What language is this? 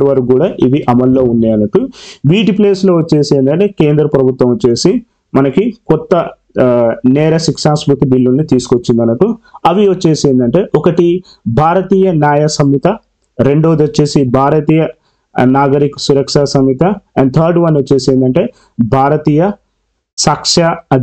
Telugu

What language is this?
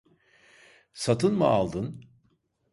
Turkish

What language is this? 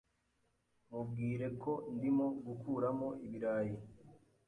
Kinyarwanda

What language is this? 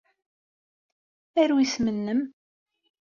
Kabyle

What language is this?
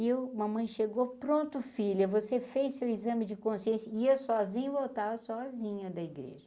Portuguese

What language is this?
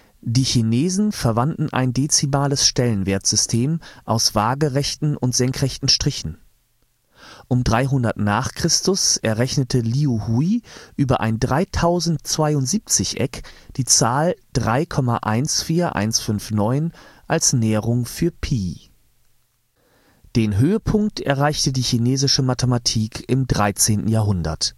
German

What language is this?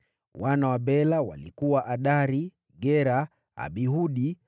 Swahili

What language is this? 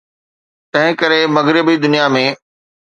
Sindhi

